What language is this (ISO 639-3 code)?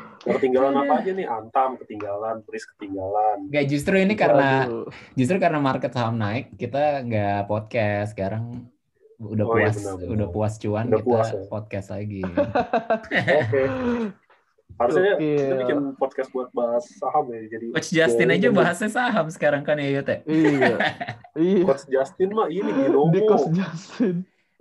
ind